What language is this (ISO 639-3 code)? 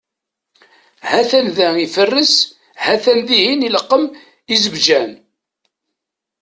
kab